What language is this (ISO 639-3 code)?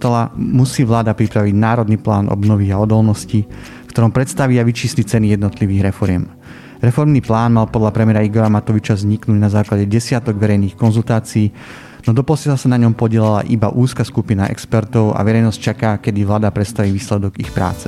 slk